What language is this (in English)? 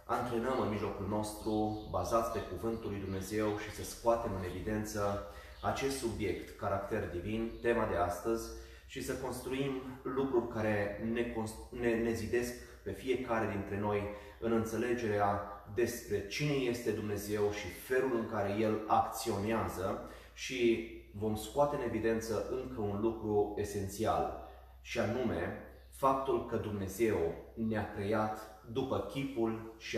Romanian